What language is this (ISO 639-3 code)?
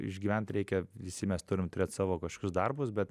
lit